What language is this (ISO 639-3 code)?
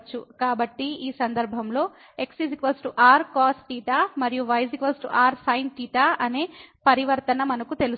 tel